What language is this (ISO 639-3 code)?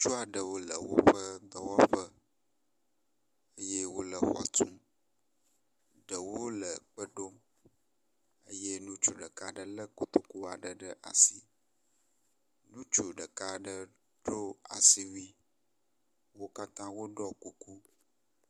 ewe